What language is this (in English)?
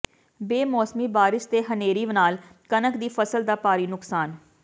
Punjabi